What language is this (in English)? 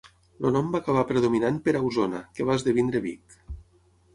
Catalan